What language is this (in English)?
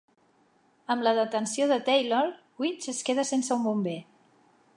Catalan